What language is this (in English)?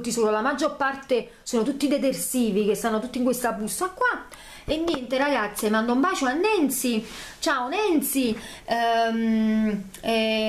Italian